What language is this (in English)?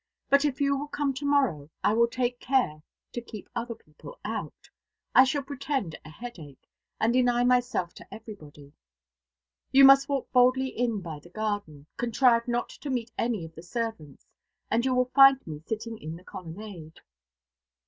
English